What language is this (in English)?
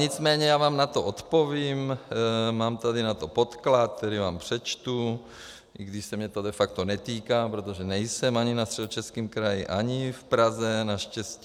Czech